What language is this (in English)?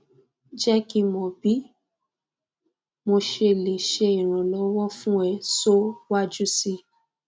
Yoruba